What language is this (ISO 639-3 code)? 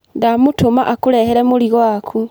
kik